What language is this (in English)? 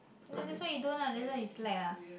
English